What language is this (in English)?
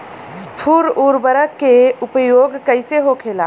Bhojpuri